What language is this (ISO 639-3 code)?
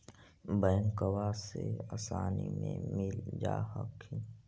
mag